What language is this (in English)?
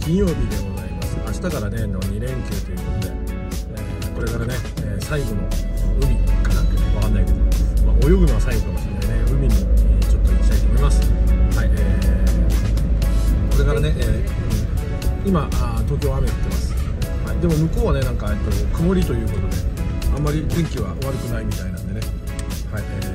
Japanese